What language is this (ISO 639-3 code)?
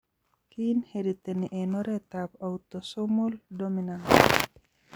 kln